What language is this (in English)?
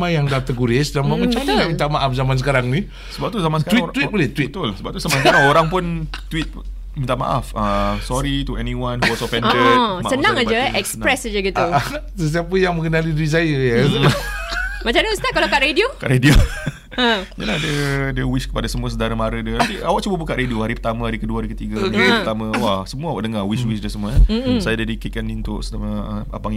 Malay